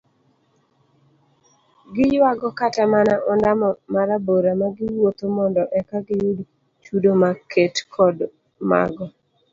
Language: Luo (Kenya and Tanzania)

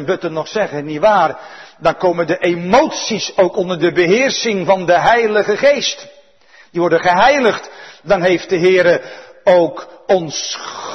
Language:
Dutch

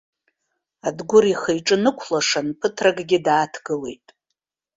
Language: Abkhazian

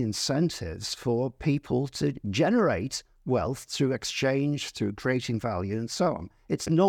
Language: English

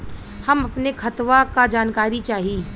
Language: Bhojpuri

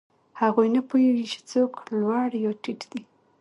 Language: Pashto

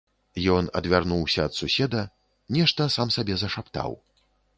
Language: Belarusian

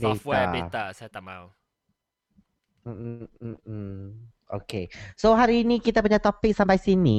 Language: Malay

